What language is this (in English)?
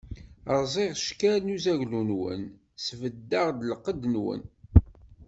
Kabyle